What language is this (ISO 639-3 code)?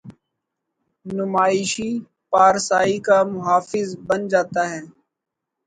urd